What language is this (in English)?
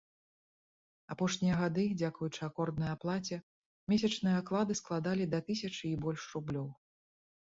Belarusian